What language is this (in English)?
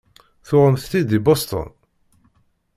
Kabyle